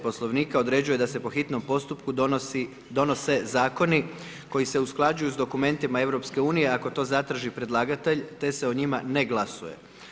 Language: Croatian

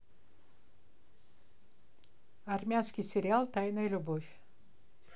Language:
Russian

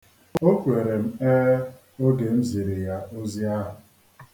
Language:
Igbo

